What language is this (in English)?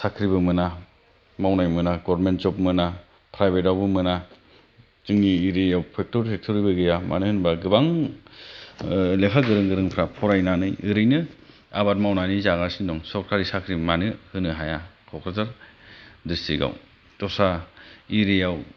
Bodo